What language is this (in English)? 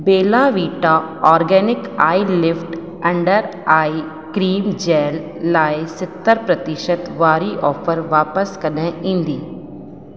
Sindhi